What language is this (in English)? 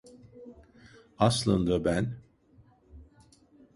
Turkish